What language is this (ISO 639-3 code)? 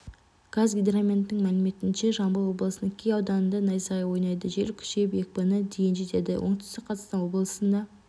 kaz